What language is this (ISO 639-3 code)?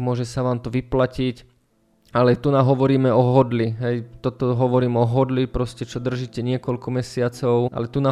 slk